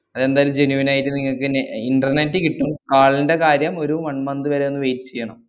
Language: Malayalam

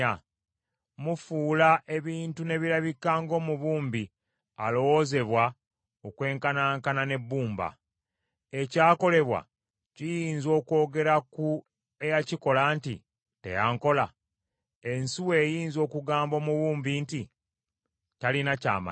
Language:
Ganda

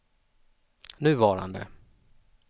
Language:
Swedish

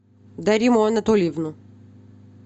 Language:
Russian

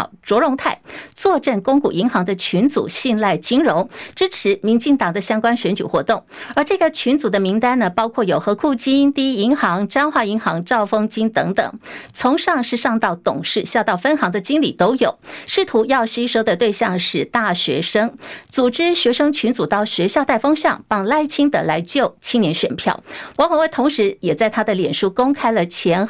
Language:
Chinese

